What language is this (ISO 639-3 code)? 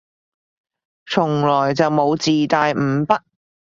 yue